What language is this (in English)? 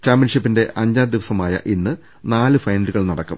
Malayalam